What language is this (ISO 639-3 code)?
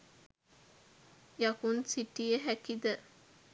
sin